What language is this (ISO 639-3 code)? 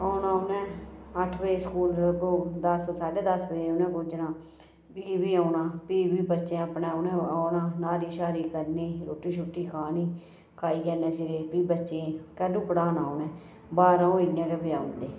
doi